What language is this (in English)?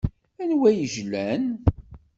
Kabyle